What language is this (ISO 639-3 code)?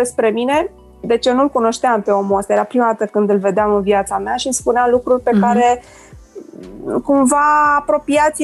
ron